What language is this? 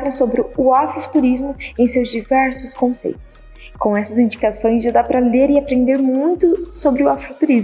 Portuguese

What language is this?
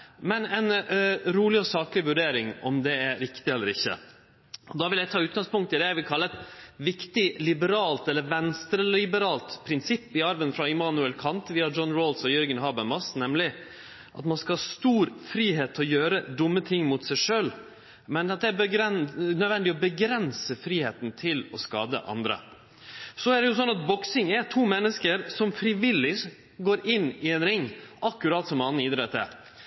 Norwegian Nynorsk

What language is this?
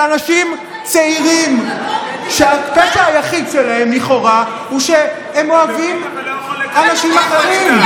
Hebrew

